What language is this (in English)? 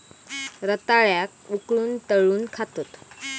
Marathi